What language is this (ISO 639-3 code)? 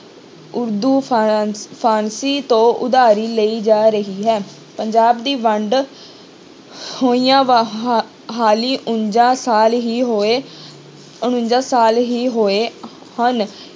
pan